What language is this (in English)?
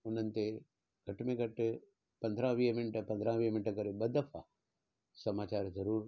Sindhi